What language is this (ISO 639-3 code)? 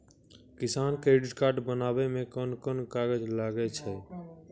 mai